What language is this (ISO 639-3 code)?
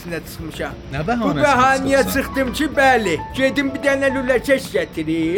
fas